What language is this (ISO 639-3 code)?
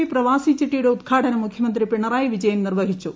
mal